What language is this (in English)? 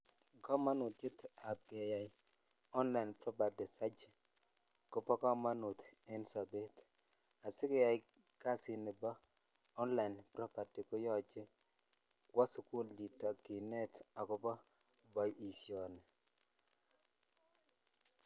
Kalenjin